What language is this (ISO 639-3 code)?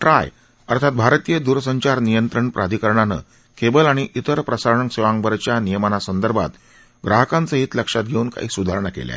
mar